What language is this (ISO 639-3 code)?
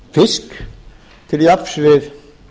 isl